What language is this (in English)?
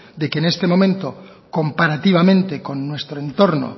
Spanish